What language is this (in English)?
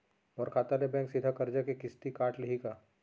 Chhattisgarhi